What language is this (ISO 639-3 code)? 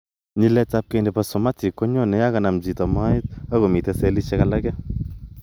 kln